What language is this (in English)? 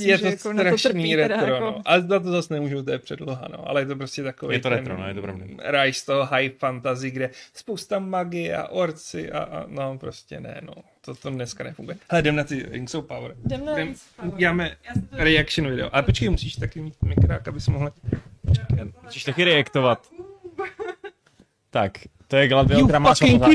Czech